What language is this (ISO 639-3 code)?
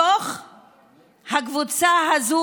heb